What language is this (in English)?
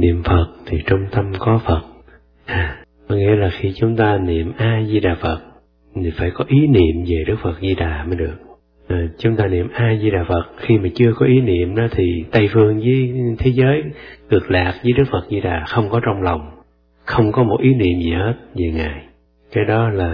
Vietnamese